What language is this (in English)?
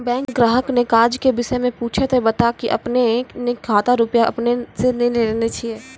Maithili